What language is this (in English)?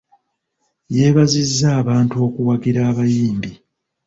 Ganda